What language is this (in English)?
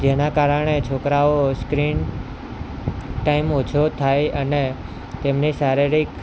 Gujarati